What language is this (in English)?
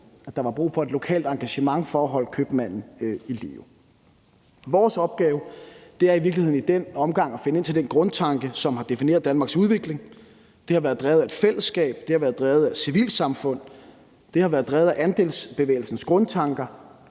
Danish